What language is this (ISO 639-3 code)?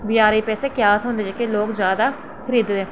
doi